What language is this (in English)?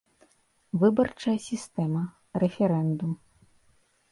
Belarusian